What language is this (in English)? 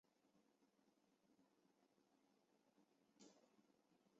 Chinese